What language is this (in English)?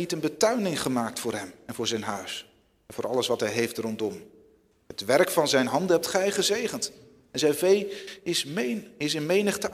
Dutch